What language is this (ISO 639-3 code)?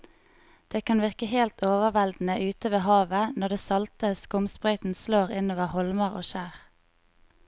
nor